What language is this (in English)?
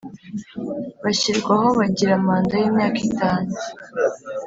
Kinyarwanda